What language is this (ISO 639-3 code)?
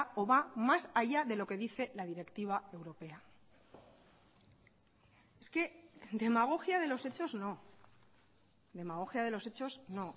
spa